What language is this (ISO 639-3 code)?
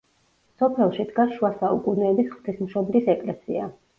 kat